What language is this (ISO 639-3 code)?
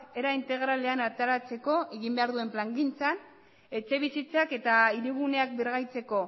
eus